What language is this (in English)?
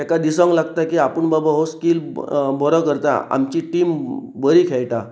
Konkani